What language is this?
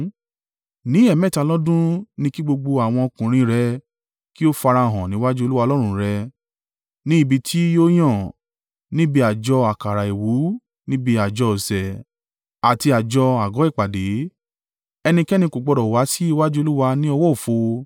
Yoruba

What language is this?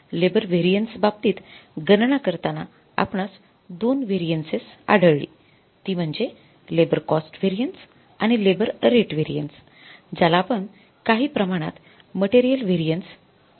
Marathi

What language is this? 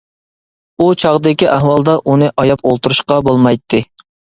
Uyghur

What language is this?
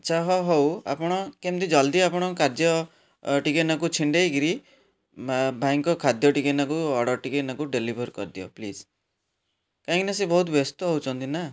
Odia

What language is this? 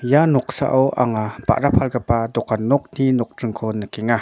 Garo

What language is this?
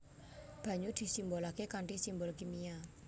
Javanese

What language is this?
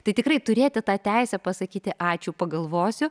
Lithuanian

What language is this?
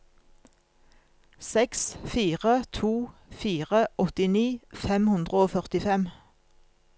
Norwegian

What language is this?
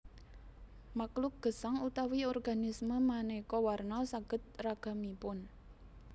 Javanese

